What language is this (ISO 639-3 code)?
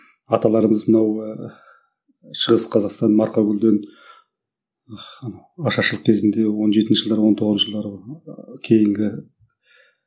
kaz